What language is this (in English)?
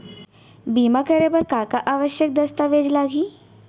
Chhattisgarhi